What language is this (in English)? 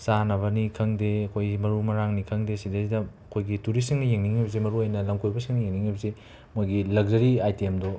Manipuri